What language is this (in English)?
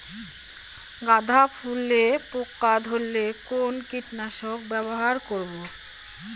Bangla